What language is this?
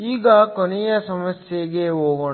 Kannada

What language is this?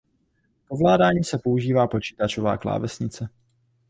Czech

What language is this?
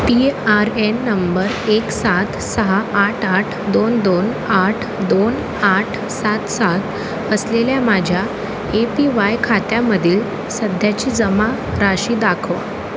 Marathi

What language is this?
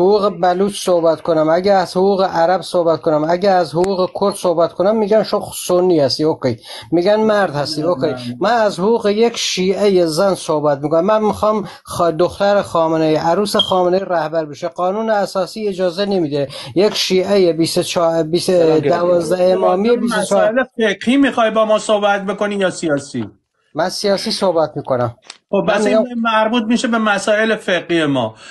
Persian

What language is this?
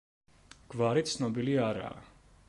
Georgian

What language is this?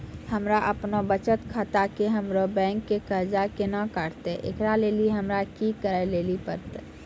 Maithili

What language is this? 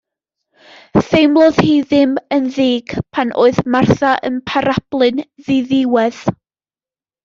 Welsh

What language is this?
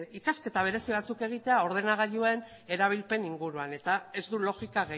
Basque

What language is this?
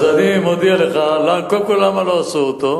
Hebrew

